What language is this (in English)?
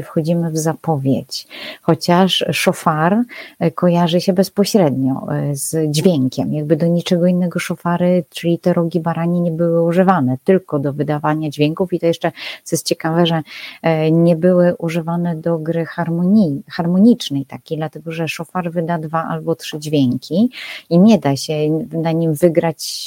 Polish